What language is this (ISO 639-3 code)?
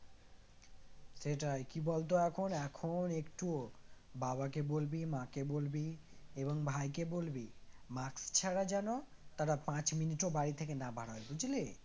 ben